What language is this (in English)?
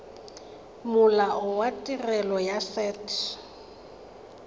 Tswana